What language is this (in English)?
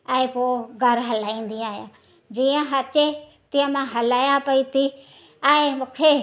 Sindhi